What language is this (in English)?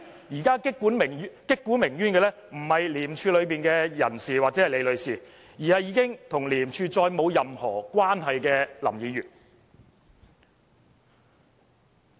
Cantonese